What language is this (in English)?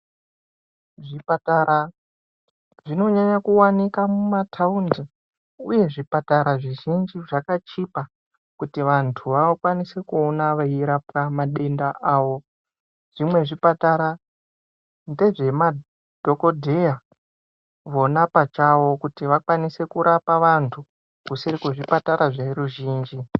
Ndau